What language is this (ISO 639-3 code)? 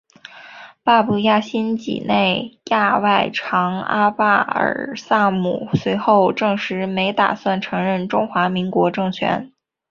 zho